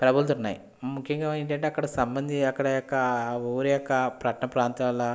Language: Telugu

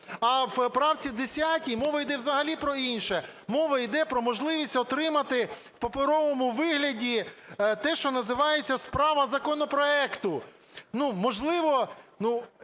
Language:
Ukrainian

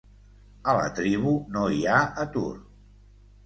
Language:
Catalan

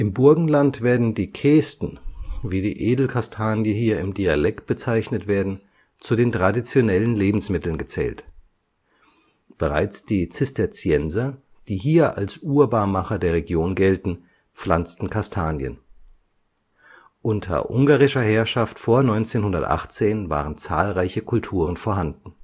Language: German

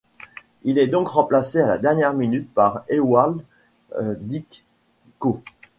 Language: French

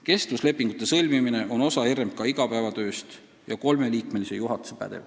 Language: Estonian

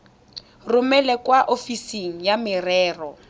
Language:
Tswana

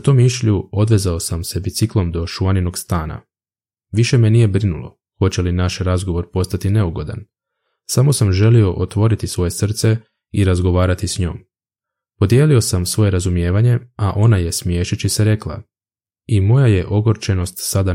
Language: Croatian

